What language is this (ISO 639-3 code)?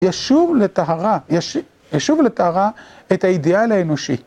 heb